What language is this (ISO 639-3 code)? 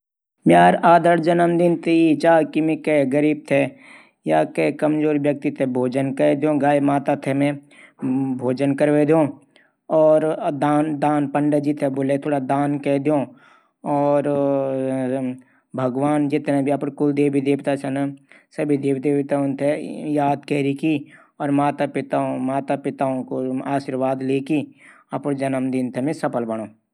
gbm